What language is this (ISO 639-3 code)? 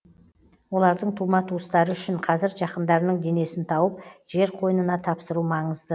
kaz